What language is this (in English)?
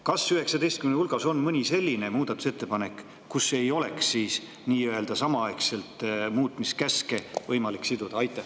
Estonian